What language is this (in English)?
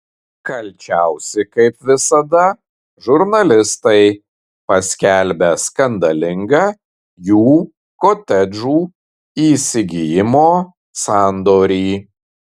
Lithuanian